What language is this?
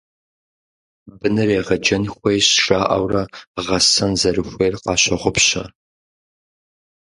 Kabardian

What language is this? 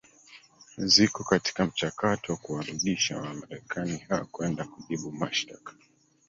Swahili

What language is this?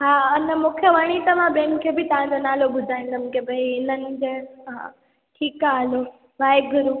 Sindhi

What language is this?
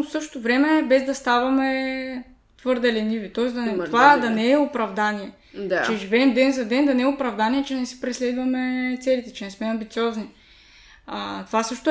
Bulgarian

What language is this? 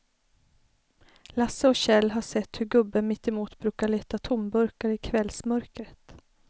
Swedish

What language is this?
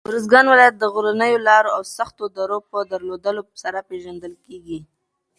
Pashto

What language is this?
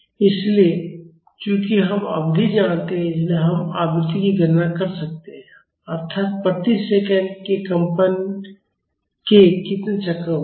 Hindi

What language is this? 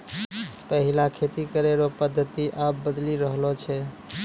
Maithili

